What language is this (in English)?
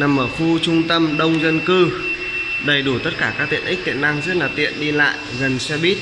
Vietnamese